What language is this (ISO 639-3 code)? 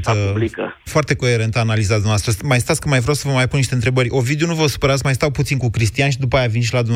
ron